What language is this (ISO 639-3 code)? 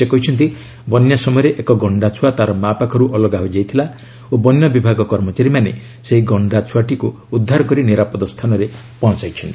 ori